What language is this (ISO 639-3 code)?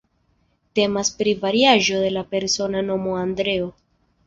epo